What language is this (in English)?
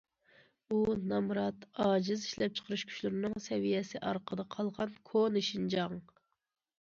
Uyghur